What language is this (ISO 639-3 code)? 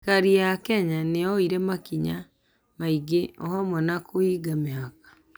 kik